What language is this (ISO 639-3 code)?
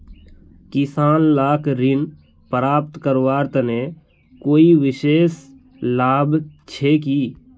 mag